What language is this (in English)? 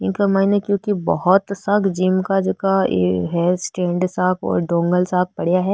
Marwari